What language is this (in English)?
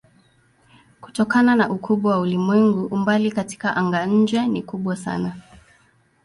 Swahili